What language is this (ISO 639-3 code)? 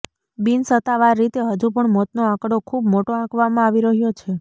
guj